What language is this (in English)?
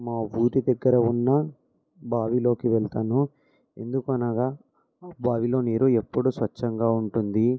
Telugu